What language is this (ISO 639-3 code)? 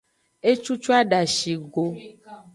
ajg